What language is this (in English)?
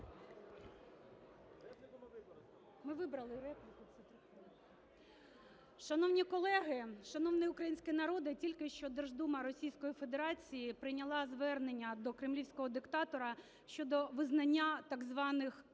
Ukrainian